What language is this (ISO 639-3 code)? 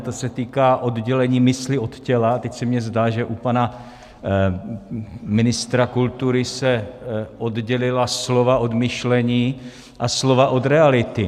ces